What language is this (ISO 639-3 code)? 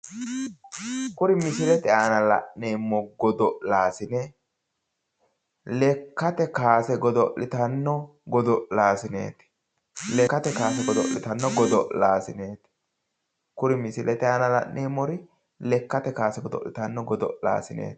sid